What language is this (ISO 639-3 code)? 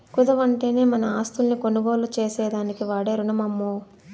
tel